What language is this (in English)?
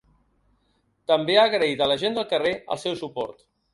Catalan